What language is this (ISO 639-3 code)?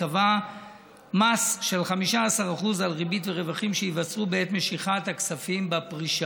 heb